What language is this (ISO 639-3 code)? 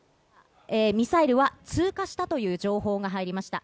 jpn